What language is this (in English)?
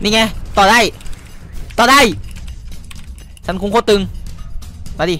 Thai